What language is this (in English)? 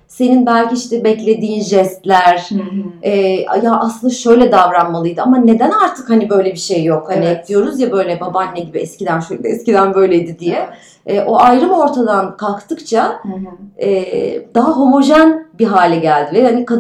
Turkish